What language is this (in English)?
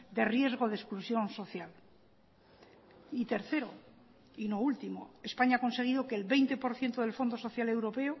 Spanish